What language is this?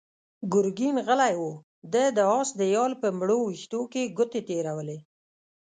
Pashto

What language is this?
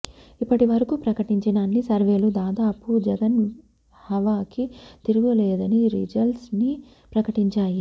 Telugu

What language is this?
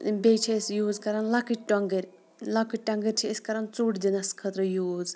Kashmiri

